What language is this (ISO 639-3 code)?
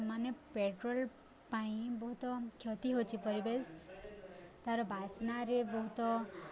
ori